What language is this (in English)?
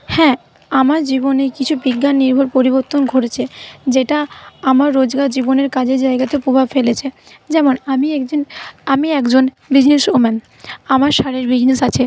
Bangla